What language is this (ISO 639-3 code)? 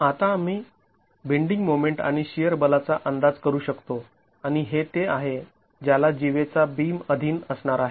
mar